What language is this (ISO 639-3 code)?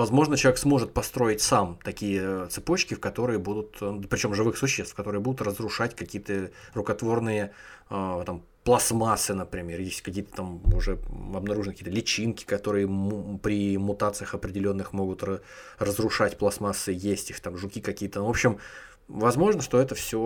rus